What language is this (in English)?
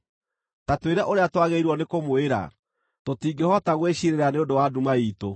Kikuyu